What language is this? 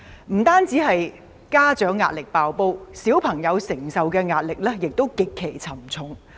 Cantonese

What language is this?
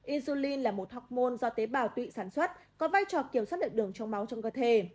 Vietnamese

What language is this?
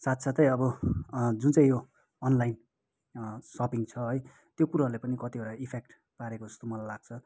Nepali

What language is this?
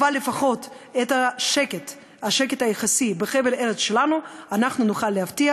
Hebrew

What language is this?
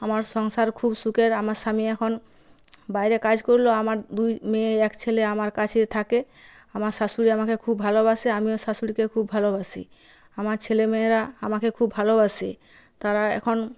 Bangla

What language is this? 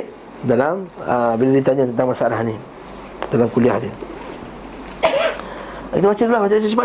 Malay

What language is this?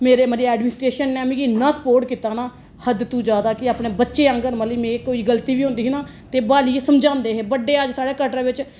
Dogri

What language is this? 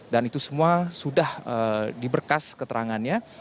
Indonesian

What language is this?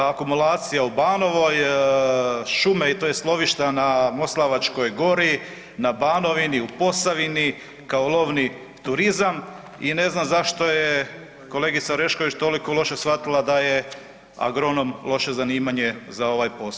Croatian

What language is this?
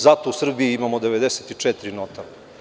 Serbian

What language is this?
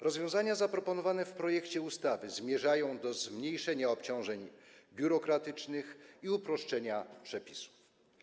Polish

